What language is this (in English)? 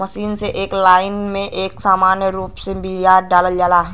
Bhojpuri